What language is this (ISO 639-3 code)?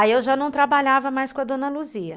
por